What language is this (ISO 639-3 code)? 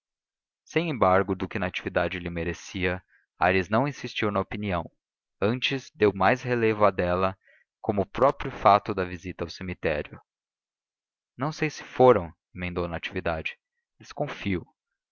por